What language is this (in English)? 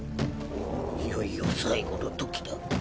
Japanese